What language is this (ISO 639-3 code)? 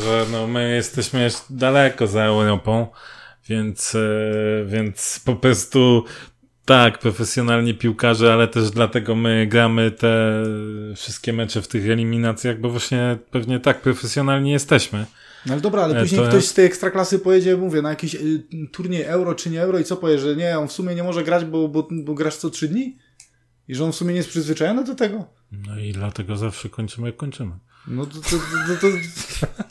pol